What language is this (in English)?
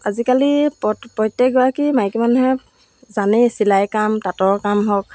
Assamese